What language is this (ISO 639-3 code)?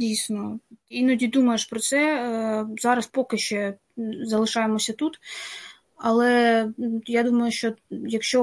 ukr